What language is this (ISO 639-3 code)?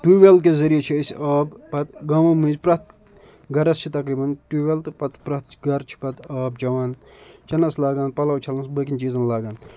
kas